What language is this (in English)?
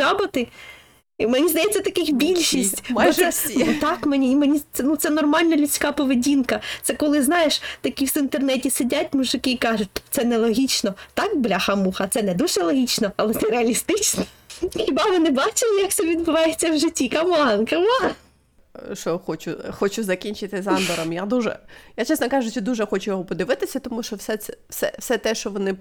Ukrainian